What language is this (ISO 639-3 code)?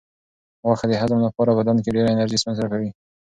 pus